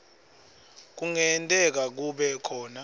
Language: Swati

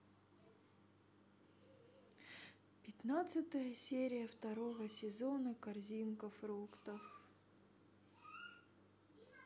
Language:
Russian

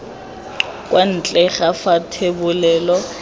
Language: Tswana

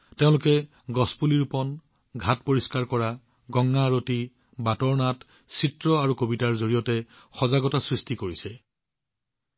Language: Assamese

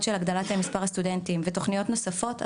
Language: Hebrew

